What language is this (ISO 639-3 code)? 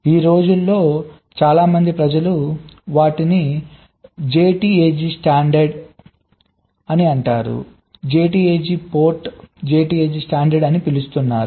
tel